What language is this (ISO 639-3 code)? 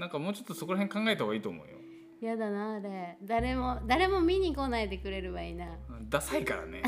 jpn